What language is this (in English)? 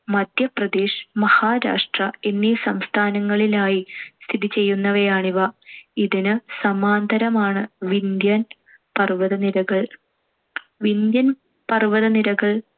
Malayalam